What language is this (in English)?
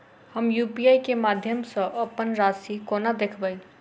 Maithili